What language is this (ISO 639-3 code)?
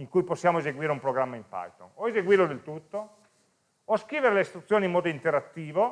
ita